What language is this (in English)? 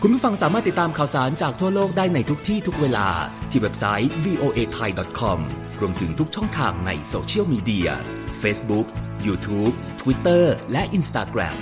Thai